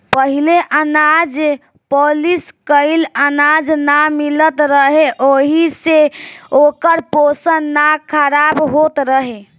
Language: Bhojpuri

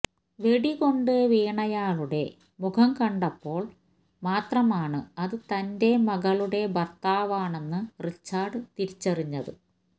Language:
Malayalam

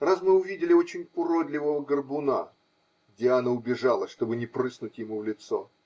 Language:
Russian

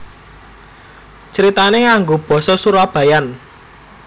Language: Javanese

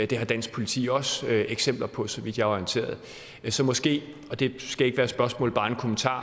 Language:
Danish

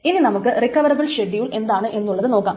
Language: Malayalam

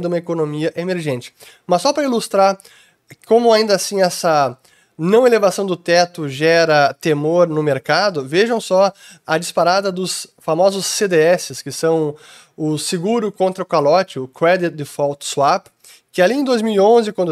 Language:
Portuguese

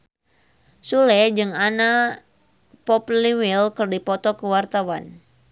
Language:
Sundanese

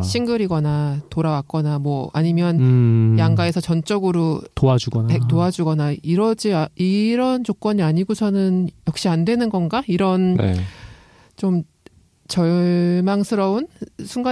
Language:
Korean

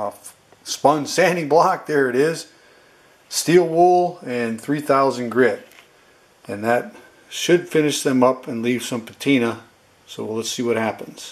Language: English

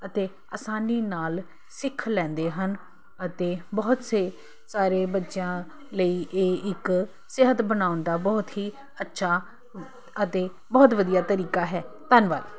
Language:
Punjabi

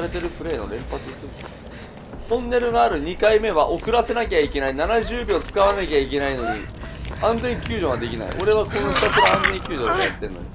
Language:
Japanese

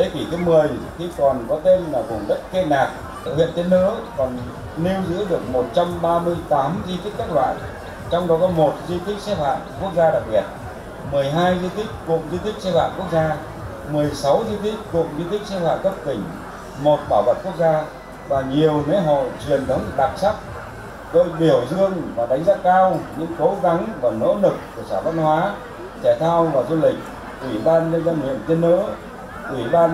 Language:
Vietnamese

